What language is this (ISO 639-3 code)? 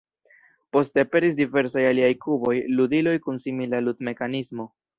epo